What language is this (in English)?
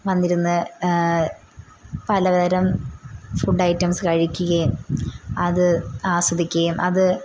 Malayalam